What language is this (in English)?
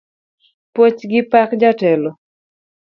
Luo (Kenya and Tanzania)